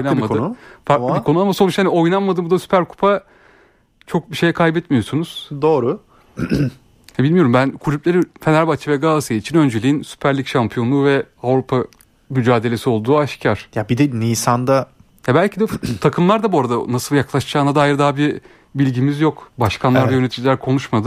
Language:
Turkish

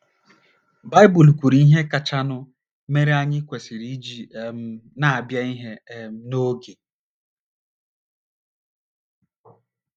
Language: Igbo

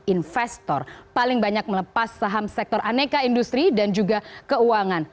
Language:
Indonesian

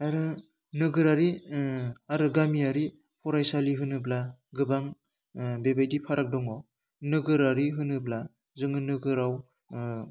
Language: Bodo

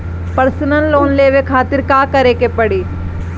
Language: Bhojpuri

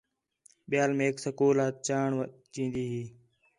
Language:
Khetrani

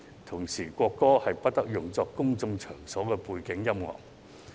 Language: Cantonese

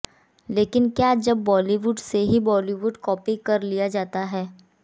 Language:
Hindi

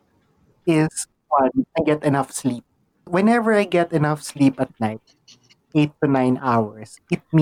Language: Filipino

